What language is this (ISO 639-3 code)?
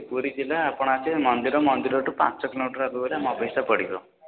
ori